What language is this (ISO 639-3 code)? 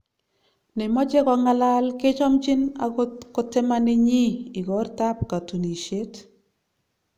kln